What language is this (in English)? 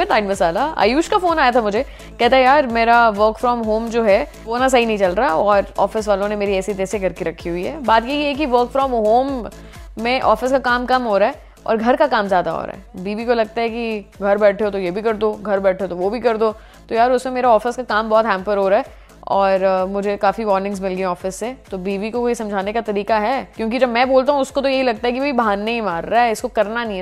Hindi